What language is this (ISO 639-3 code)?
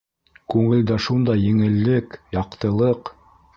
bak